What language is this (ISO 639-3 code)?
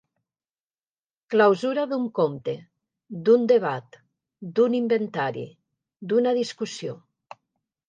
cat